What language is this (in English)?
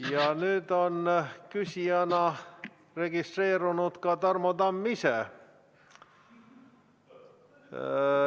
Estonian